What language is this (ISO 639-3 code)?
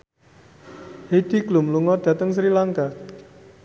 jav